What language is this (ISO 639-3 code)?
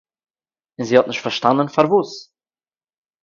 yid